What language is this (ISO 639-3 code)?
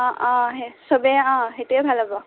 asm